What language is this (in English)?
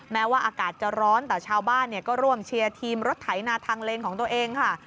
Thai